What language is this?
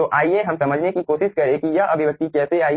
Hindi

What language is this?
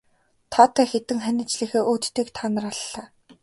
Mongolian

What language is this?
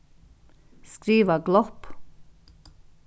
Faroese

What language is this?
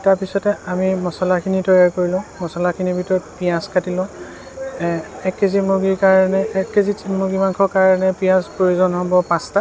Assamese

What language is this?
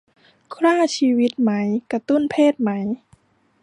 Thai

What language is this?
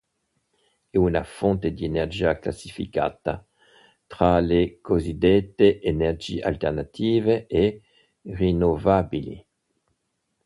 Italian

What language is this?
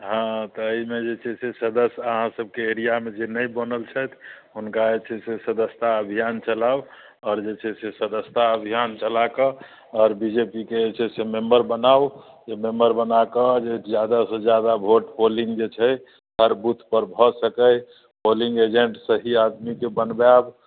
Maithili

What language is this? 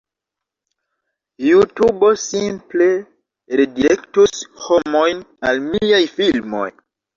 Esperanto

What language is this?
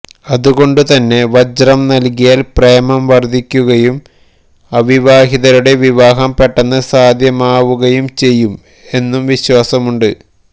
Malayalam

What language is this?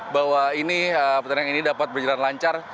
Indonesian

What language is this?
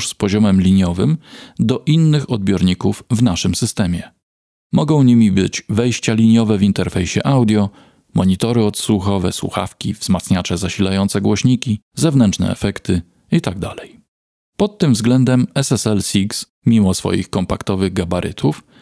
Polish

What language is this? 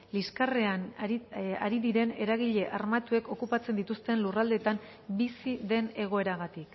Basque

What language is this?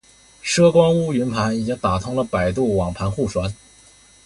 Chinese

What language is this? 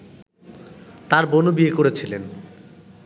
Bangla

